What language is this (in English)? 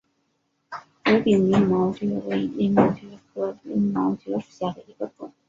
Chinese